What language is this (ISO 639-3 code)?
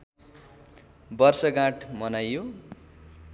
nep